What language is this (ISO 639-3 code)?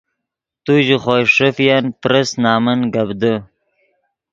ydg